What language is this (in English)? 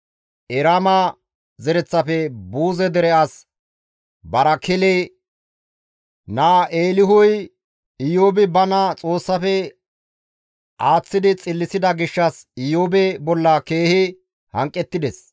Gamo